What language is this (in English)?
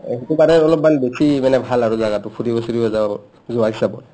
Assamese